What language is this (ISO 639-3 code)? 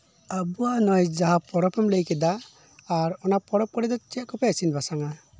sat